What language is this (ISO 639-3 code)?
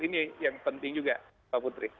ind